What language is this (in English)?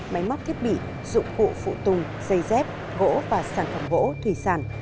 Vietnamese